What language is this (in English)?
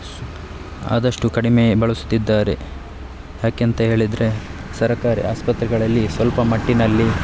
Kannada